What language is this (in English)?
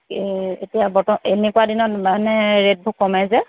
Assamese